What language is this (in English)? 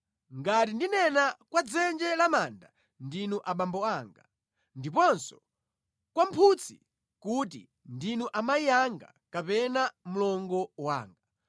Nyanja